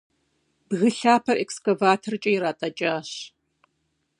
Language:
Kabardian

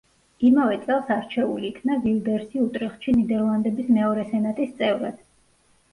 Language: Georgian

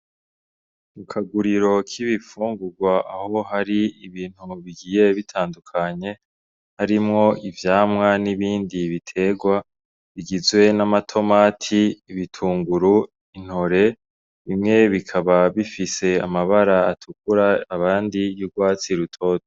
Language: Rundi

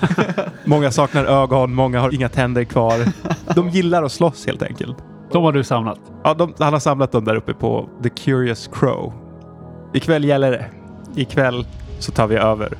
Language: Swedish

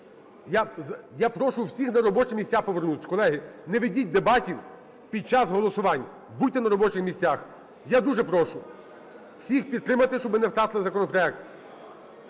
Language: Ukrainian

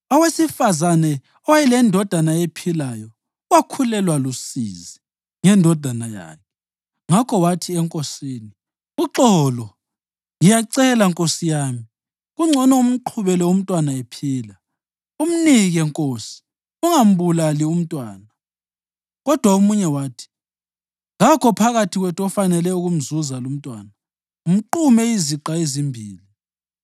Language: North Ndebele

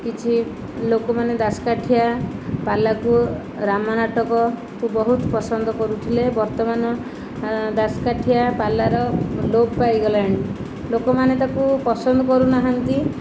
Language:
Odia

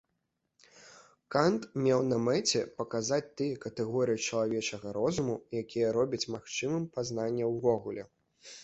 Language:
Belarusian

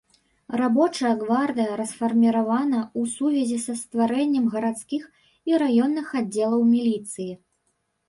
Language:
Belarusian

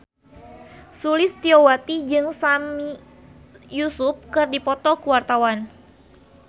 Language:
Sundanese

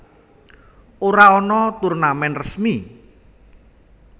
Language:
Javanese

